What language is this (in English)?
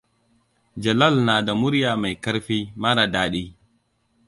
Hausa